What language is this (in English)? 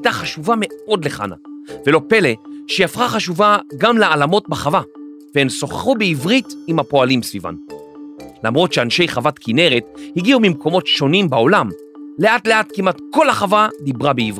Hebrew